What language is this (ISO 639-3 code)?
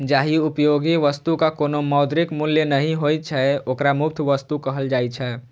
mai